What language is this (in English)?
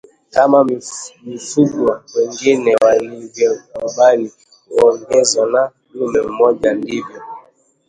Swahili